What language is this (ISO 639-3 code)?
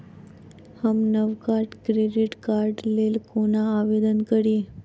mai